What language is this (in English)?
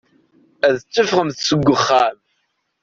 Kabyle